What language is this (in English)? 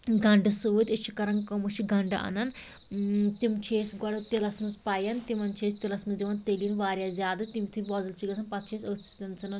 Kashmiri